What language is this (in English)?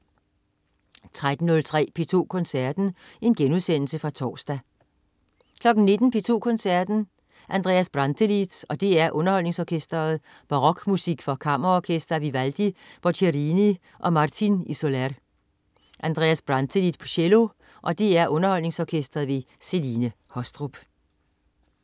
Danish